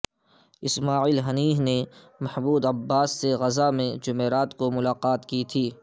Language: Urdu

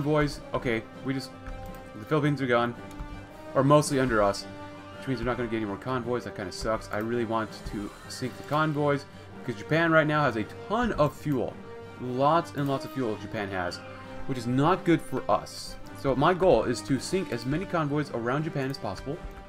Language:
English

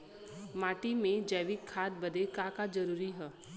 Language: Bhojpuri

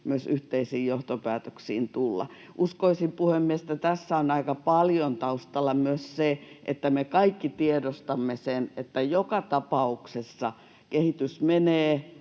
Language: Finnish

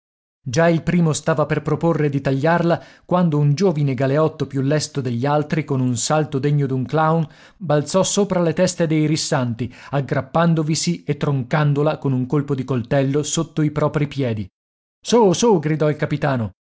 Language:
Italian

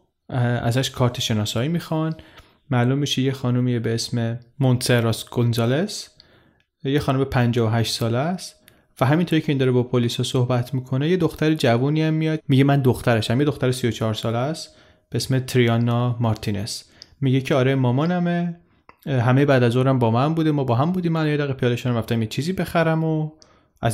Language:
Persian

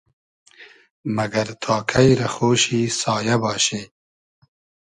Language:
Hazaragi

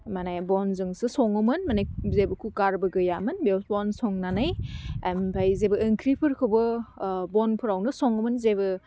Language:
Bodo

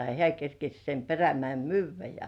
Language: Finnish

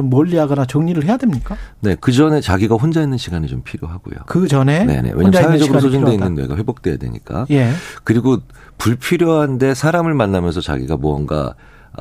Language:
Korean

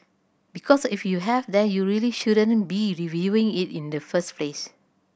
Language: English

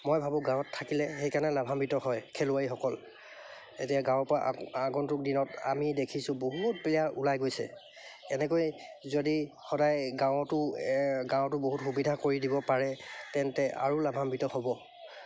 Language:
Assamese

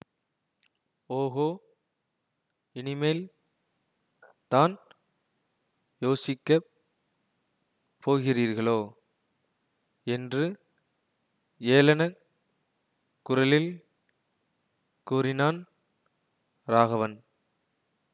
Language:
Tamil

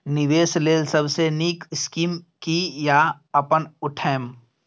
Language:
Maithili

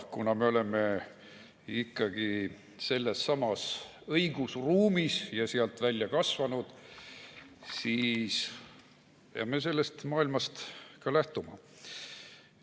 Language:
Estonian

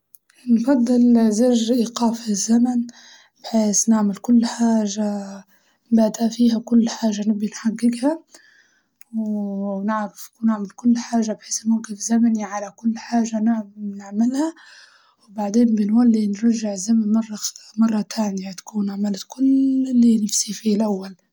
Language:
Libyan Arabic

